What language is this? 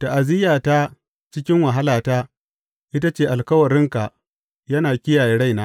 Hausa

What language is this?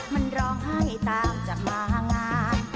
Thai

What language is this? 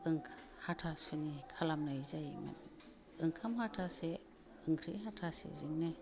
Bodo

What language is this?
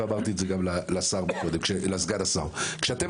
Hebrew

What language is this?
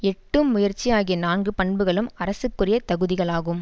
Tamil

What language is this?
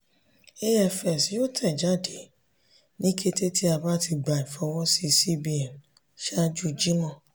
Yoruba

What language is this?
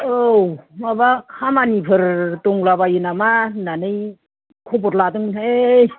Bodo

